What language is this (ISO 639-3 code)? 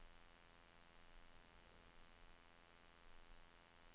swe